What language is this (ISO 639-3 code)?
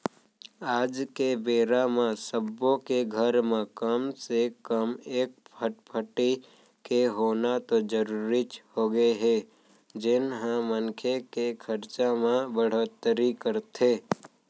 hne